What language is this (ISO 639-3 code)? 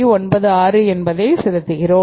tam